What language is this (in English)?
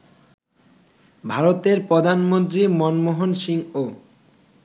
Bangla